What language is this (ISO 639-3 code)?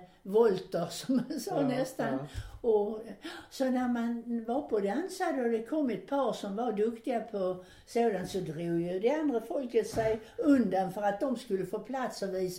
swe